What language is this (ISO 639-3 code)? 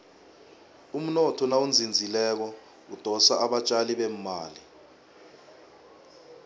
nbl